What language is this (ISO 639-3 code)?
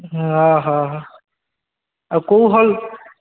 ori